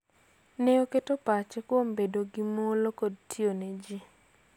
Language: Luo (Kenya and Tanzania)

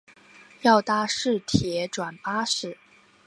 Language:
Chinese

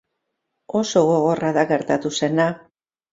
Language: Basque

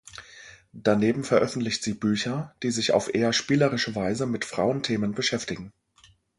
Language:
German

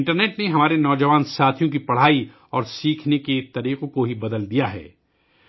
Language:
Urdu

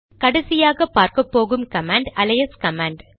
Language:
Tamil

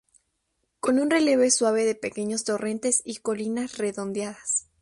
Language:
Spanish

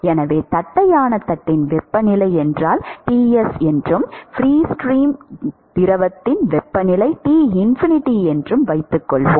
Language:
Tamil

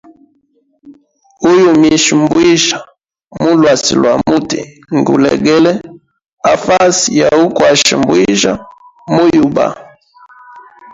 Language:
Hemba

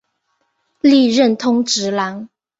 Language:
Chinese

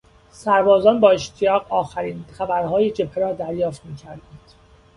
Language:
Persian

